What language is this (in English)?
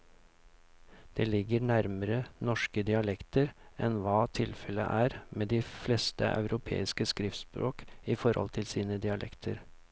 Norwegian